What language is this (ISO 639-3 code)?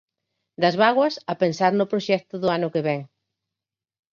glg